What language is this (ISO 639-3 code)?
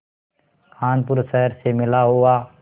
hin